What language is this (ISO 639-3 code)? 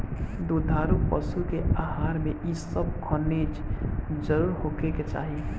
bho